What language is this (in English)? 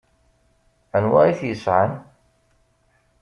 Kabyle